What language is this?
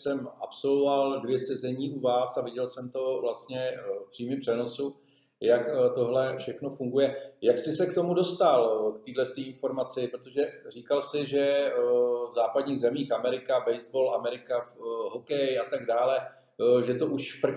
Czech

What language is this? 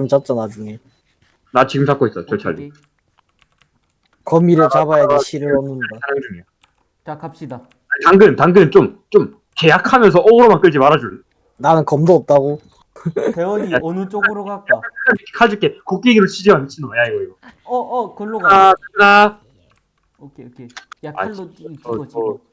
Korean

